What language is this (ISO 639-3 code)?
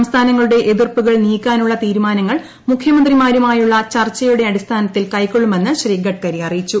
mal